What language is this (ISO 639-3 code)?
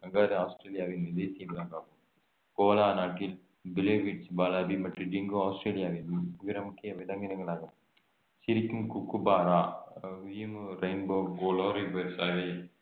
tam